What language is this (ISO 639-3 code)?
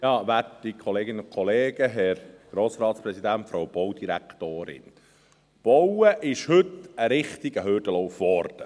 gsw